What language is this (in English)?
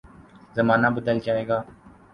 Urdu